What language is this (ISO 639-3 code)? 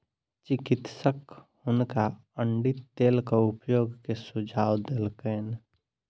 mai